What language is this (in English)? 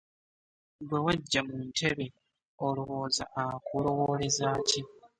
Ganda